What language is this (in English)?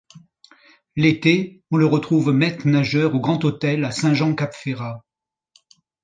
French